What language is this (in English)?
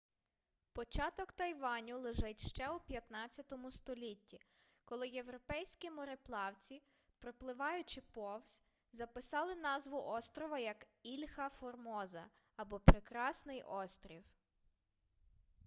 Ukrainian